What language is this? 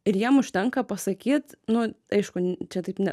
Lithuanian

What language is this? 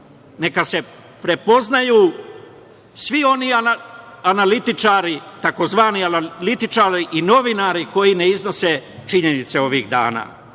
Serbian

